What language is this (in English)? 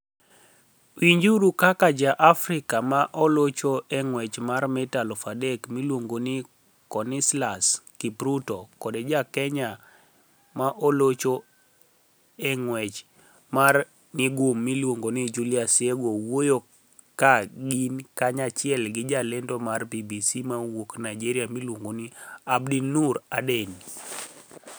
Luo (Kenya and Tanzania)